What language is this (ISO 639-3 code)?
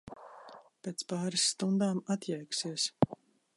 lav